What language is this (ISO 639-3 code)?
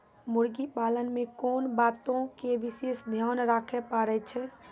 mai